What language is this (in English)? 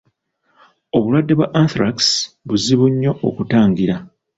Ganda